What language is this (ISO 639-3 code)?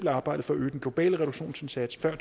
dan